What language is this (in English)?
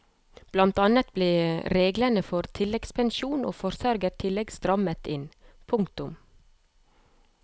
Norwegian